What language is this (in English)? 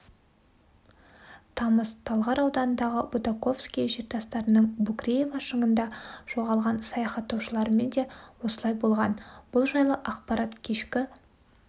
Kazakh